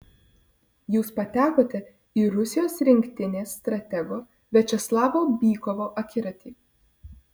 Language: Lithuanian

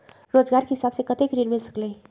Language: Magahi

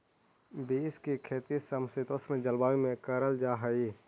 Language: Magahi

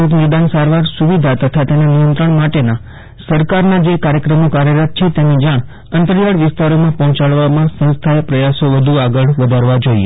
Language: Gujarati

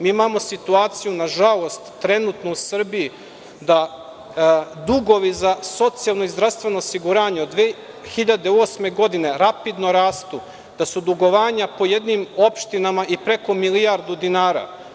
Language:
Serbian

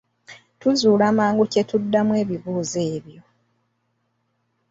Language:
Ganda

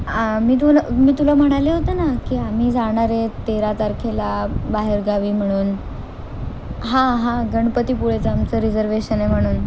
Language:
Marathi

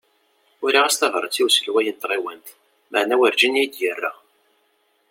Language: Kabyle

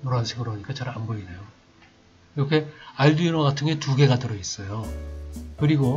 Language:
Korean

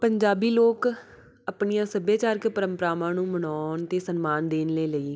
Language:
Punjabi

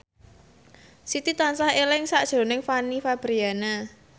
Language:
Javanese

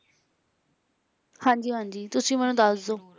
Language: Punjabi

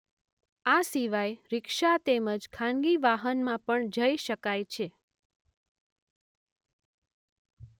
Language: Gujarati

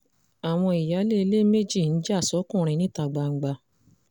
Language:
Yoruba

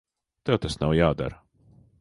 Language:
Latvian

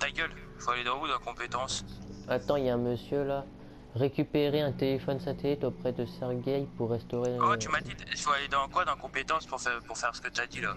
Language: French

